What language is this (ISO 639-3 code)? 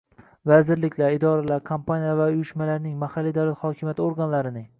uzb